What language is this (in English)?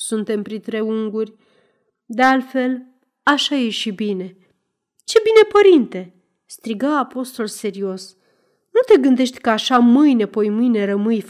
Romanian